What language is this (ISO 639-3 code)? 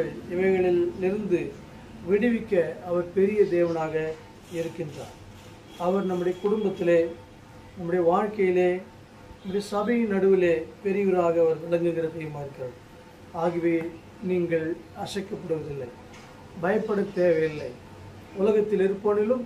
tha